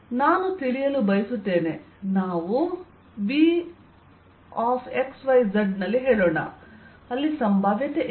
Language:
Kannada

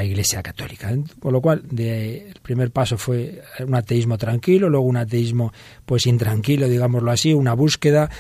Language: Spanish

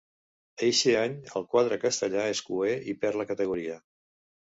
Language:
Catalan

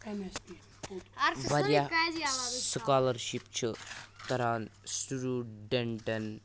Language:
Kashmiri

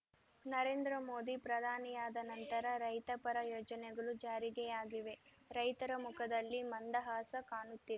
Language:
Kannada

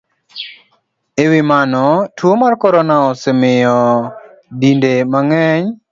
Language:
Luo (Kenya and Tanzania)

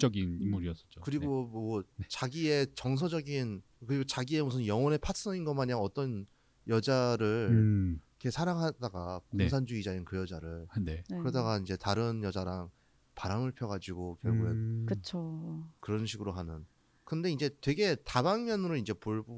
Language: Korean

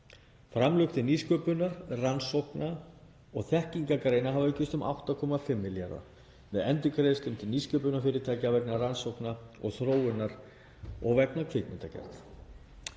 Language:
Icelandic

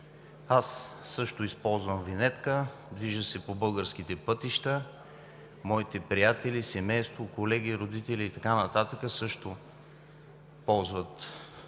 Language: Bulgarian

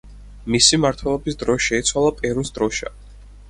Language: Georgian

